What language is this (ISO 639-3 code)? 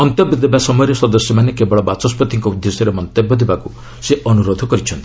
ori